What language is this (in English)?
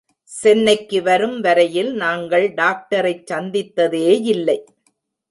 Tamil